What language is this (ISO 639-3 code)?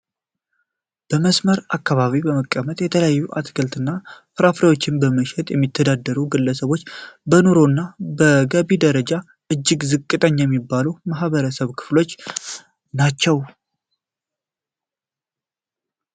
amh